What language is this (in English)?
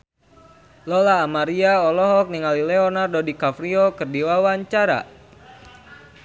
Sundanese